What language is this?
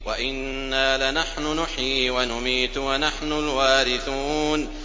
Arabic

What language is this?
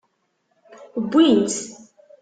Kabyle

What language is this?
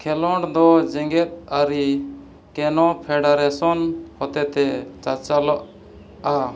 Santali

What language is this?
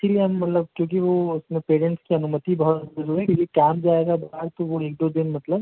Hindi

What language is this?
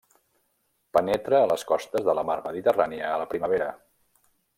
Catalan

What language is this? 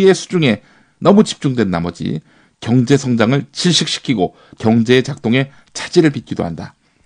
Korean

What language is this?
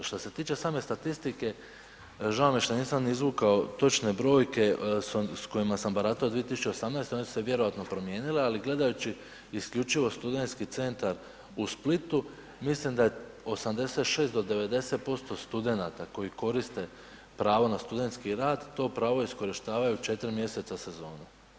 Croatian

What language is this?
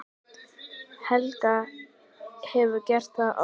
Icelandic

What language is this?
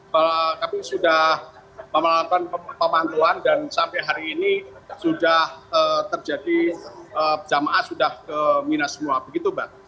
Indonesian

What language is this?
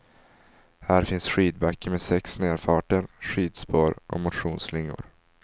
Swedish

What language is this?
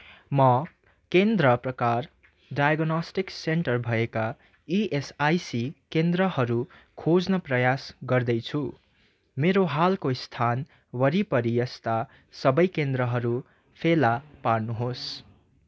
Nepali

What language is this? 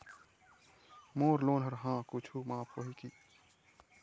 Chhattisgarhi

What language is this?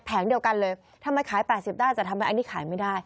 Thai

